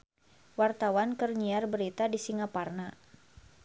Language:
Sundanese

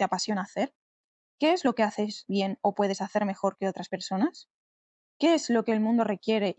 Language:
Spanish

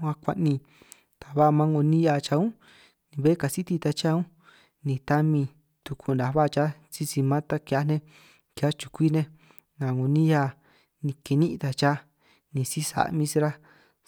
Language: San Martín Itunyoso Triqui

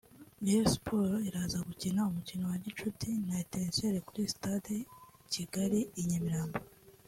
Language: Kinyarwanda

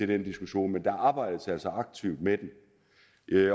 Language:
Danish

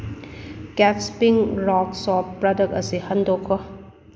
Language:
Manipuri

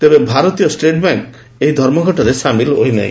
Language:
Odia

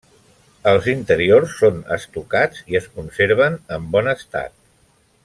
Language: Catalan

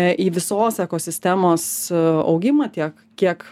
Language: Lithuanian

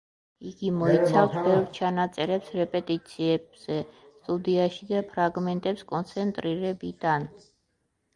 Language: Georgian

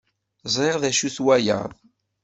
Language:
Kabyle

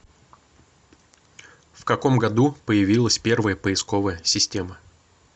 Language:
Russian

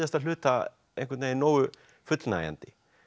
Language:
Icelandic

